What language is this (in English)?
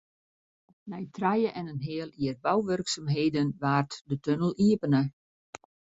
Western Frisian